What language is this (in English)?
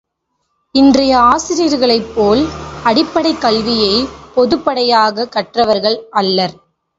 Tamil